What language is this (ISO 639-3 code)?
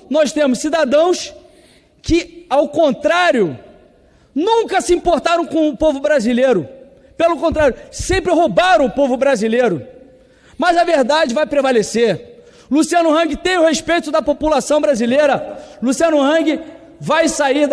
por